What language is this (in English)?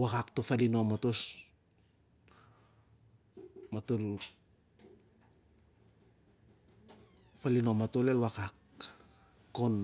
Siar-Lak